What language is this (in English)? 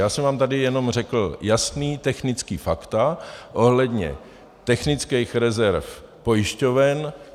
Czech